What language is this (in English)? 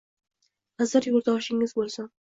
Uzbek